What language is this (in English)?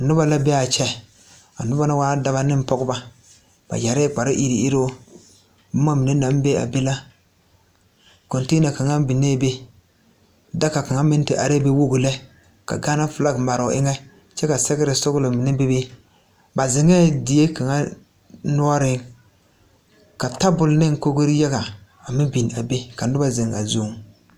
Southern Dagaare